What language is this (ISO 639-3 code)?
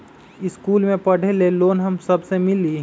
mag